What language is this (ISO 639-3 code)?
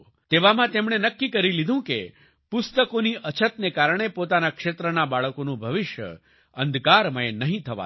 guj